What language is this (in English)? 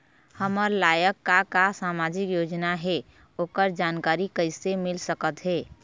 Chhattisgarhi